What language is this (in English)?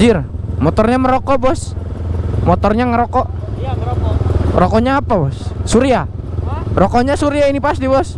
Indonesian